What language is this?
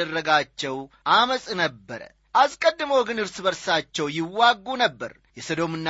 Amharic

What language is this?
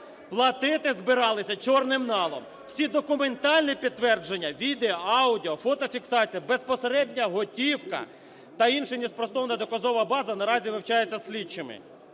Ukrainian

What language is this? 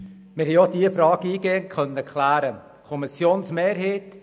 Swiss German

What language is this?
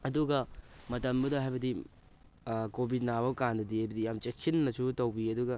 Manipuri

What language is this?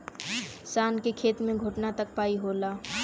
Bhojpuri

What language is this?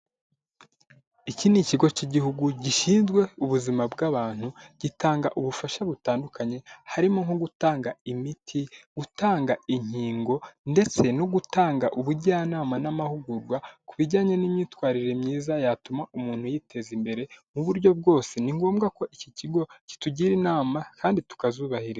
Kinyarwanda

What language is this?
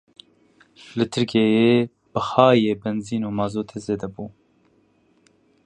Kurdish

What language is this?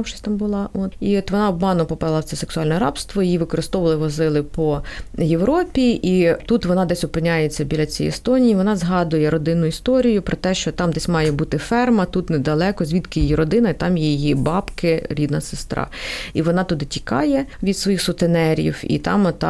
Ukrainian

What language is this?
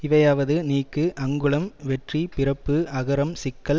Tamil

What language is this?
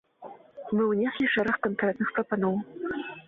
Belarusian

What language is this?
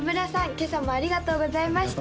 Japanese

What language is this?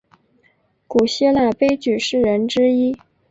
Chinese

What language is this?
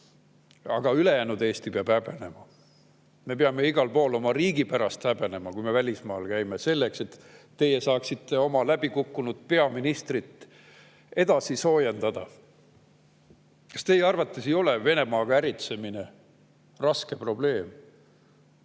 Estonian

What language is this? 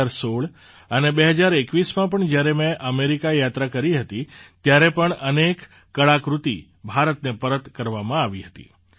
Gujarati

